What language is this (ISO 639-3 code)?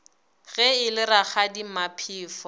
nso